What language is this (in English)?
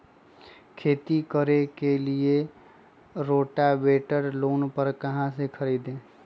Magahi